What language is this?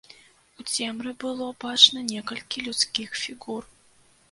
Belarusian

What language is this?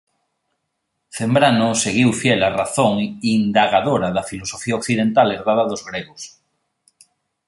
Galician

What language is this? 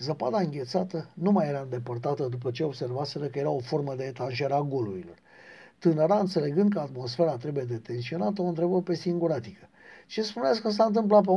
Romanian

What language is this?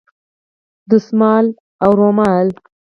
Pashto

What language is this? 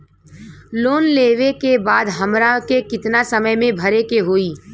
Bhojpuri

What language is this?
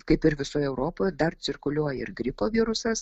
Lithuanian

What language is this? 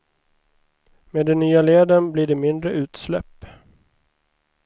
Swedish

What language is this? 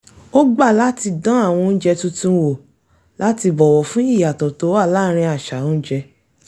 Yoruba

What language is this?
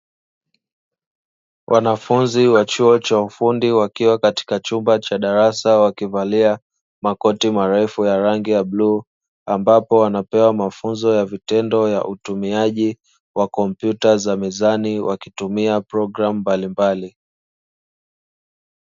Swahili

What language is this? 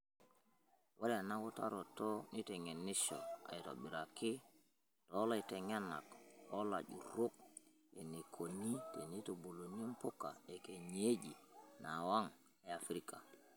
Masai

